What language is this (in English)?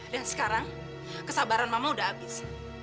Indonesian